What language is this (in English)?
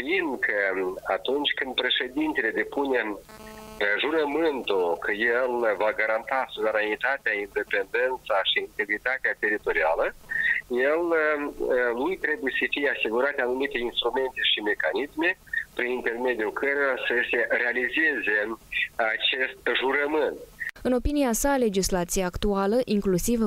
Romanian